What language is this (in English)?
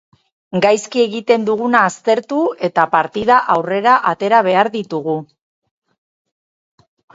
Basque